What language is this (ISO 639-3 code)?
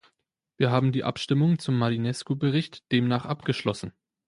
deu